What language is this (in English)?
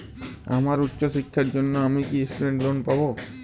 Bangla